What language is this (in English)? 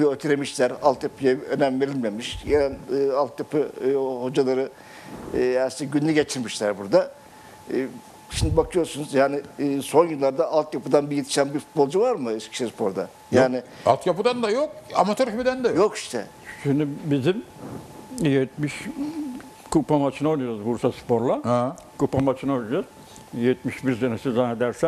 Turkish